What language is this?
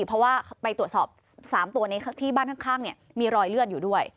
Thai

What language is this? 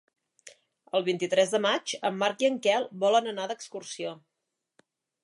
Catalan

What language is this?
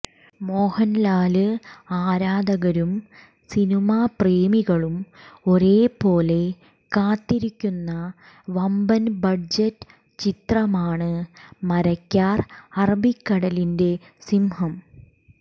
Malayalam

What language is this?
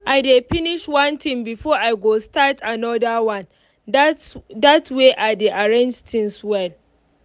Nigerian Pidgin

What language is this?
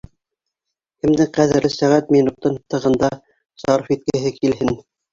Bashkir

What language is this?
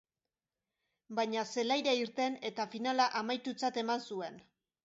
Basque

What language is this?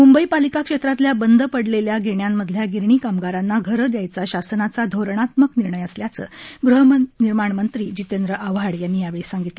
Marathi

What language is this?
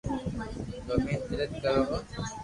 Loarki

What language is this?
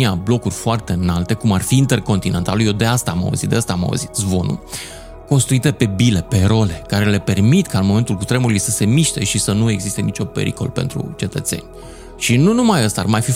Romanian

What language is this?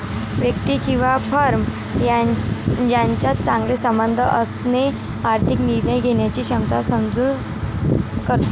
Marathi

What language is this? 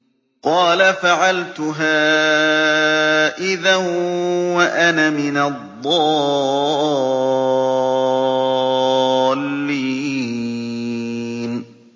Arabic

